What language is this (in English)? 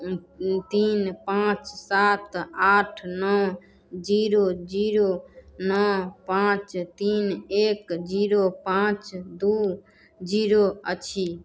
Maithili